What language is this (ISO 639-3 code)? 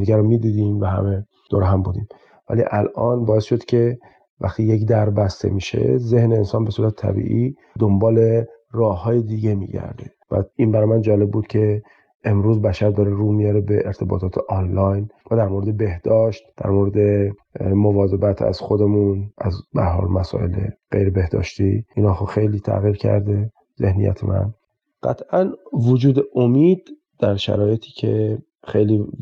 fas